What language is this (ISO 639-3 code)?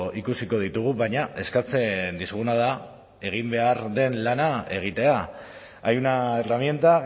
eus